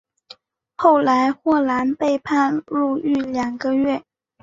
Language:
Chinese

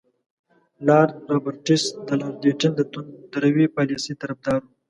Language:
Pashto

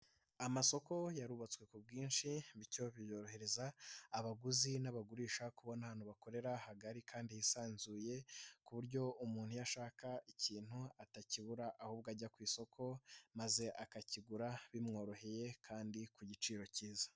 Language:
Kinyarwanda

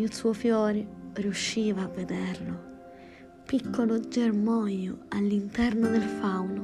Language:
Italian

